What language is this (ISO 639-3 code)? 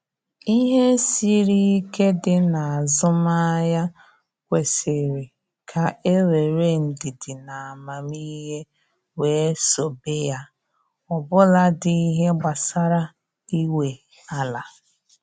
ibo